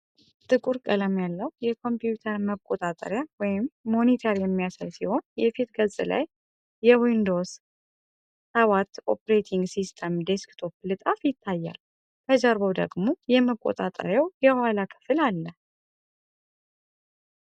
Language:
Amharic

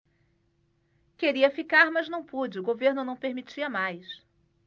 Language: Portuguese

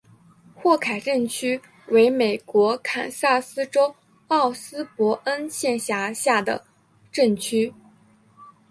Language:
Chinese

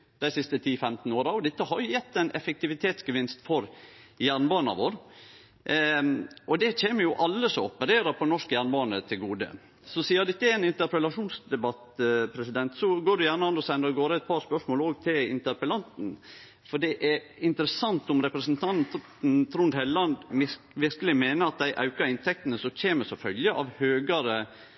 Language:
Norwegian Nynorsk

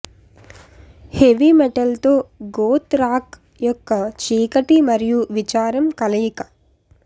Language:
Telugu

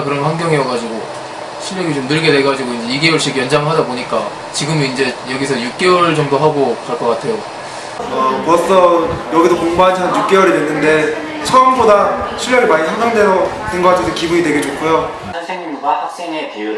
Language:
Korean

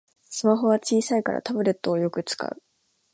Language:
Japanese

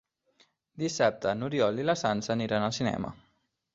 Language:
Catalan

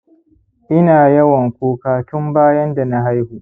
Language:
Hausa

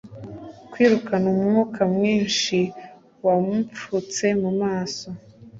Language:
Kinyarwanda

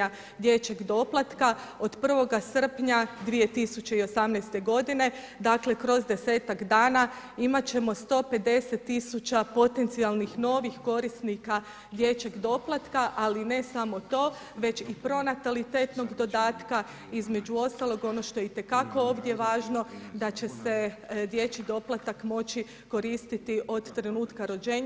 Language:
Croatian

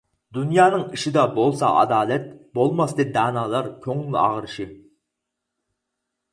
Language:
Uyghur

